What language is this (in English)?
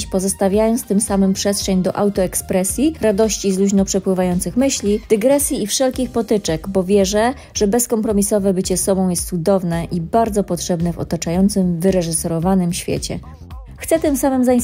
Polish